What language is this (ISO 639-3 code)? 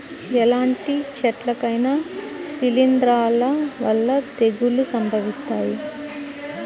tel